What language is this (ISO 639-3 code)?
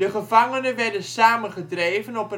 nld